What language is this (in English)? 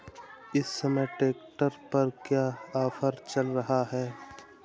Hindi